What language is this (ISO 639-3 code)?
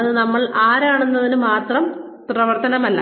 mal